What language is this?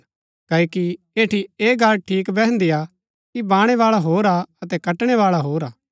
Gaddi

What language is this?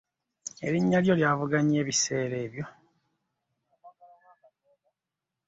Ganda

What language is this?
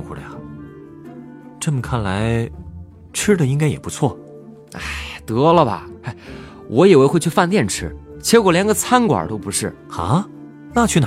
Chinese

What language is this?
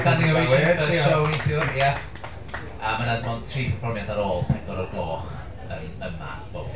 Welsh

